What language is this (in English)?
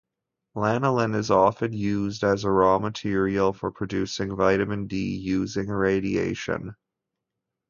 English